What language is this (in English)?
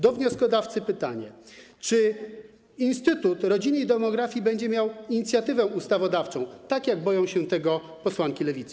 Polish